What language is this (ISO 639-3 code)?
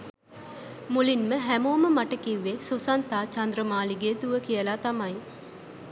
sin